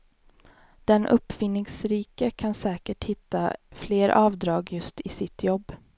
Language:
Swedish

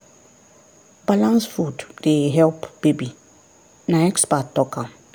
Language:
Nigerian Pidgin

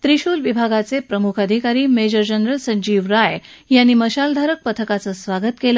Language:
Marathi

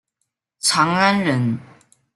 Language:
Chinese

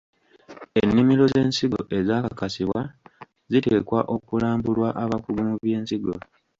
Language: Ganda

